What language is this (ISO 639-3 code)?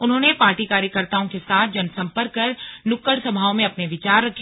hin